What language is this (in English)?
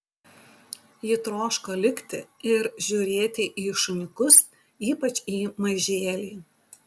Lithuanian